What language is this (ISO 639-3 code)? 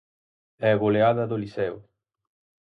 glg